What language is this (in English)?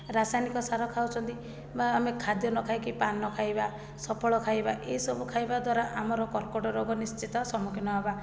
Odia